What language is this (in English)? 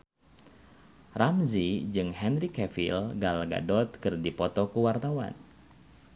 Sundanese